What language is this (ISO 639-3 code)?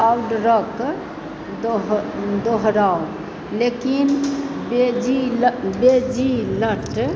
mai